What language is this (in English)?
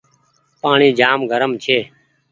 Goaria